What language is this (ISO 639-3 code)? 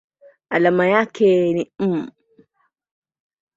swa